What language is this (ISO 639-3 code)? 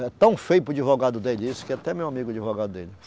por